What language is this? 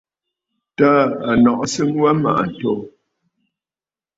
Bafut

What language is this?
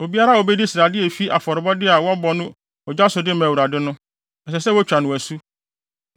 Akan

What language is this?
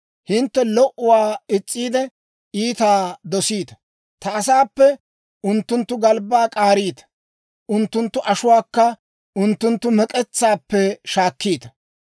Dawro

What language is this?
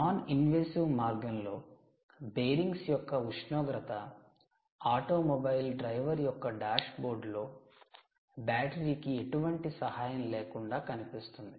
Telugu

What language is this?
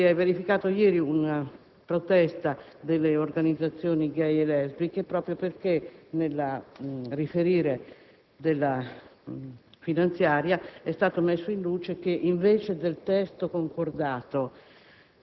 Italian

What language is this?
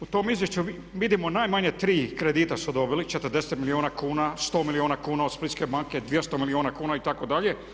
Croatian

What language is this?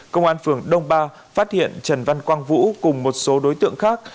Vietnamese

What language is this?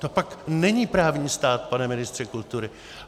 Czech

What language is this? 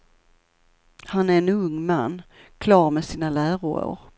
Swedish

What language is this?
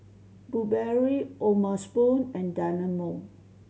English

